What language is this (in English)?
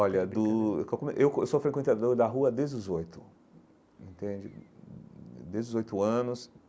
Portuguese